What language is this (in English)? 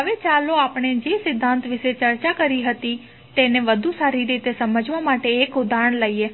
Gujarati